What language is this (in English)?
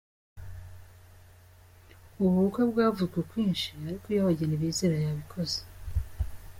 Kinyarwanda